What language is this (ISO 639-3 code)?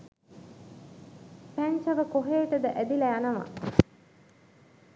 sin